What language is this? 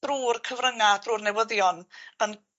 Welsh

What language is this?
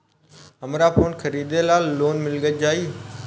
Bhojpuri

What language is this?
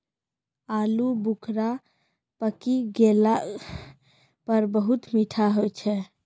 Maithili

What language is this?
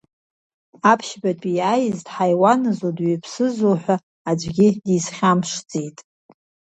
Abkhazian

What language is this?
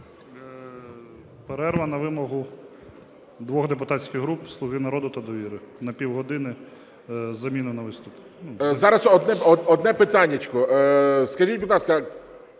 Ukrainian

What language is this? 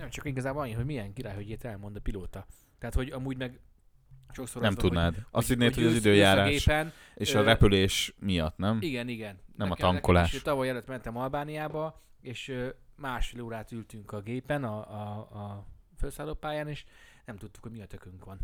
Hungarian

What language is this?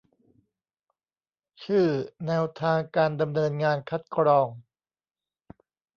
Thai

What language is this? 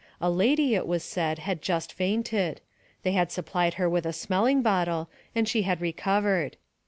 English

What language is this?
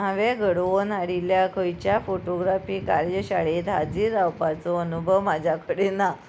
Konkani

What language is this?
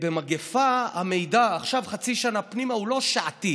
Hebrew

